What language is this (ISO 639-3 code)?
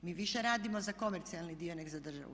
hrv